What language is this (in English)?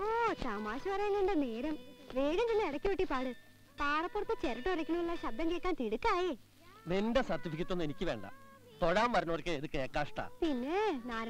Indonesian